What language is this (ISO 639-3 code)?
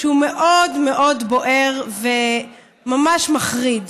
heb